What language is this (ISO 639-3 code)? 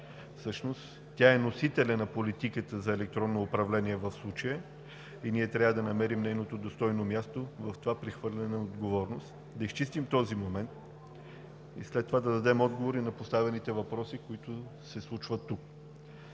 bul